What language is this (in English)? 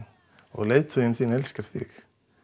Icelandic